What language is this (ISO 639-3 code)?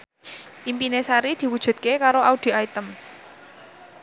jav